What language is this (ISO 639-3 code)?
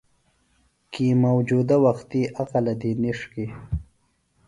phl